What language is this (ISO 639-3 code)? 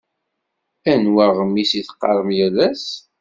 kab